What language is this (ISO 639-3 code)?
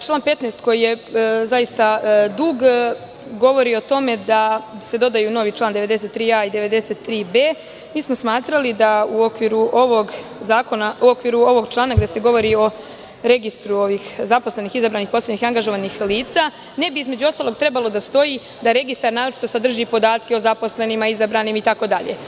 srp